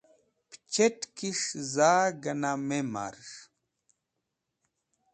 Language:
Wakhi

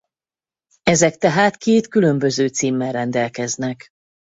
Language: Hungarian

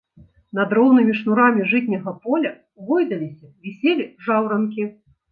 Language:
Belarusian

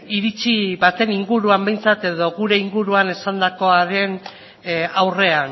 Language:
Basque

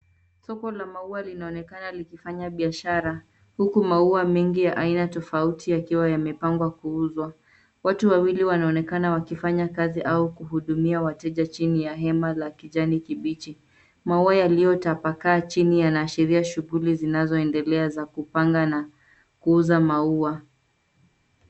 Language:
Swahili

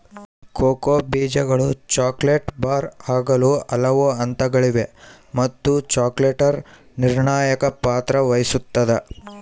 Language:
Kannada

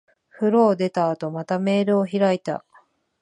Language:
Japanese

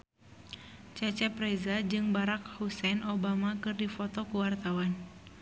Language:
Sundanese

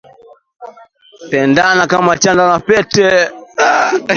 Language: Swahili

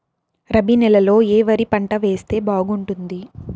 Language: Telugu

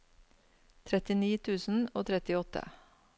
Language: Norwegian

